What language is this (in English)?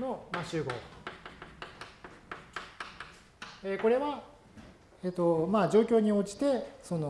Japanese